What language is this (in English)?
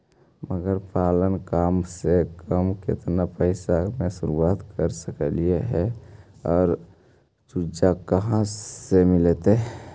Magahi